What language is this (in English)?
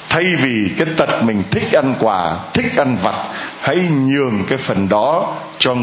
Vietnamese